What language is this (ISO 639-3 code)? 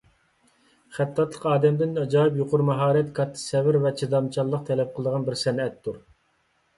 uig